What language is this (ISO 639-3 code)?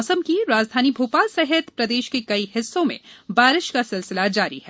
hin